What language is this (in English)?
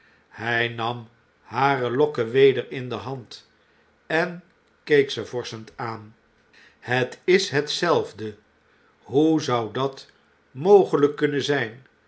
Dutch